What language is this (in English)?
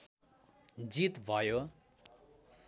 Nepali